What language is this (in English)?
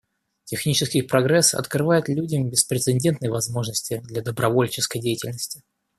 Russian